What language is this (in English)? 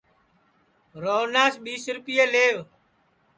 Sansi